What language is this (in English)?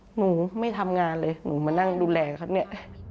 Thai